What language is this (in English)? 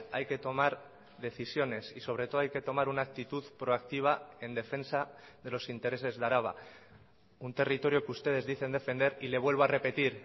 Spanish